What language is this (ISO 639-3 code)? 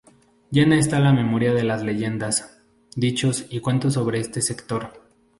spa